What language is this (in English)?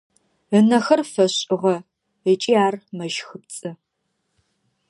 Adyghe